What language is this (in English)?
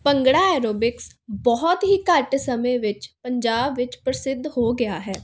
Punjabi